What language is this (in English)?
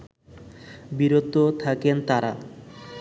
Bangla